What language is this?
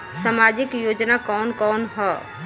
Bhojpuri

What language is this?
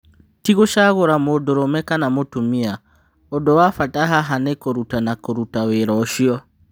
Kikuyu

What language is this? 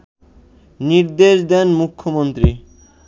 Bangla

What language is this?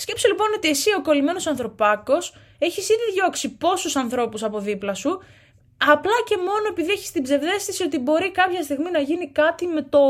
Greek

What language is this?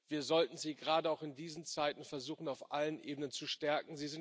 German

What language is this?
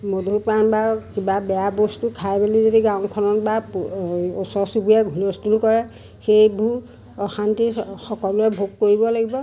Assamese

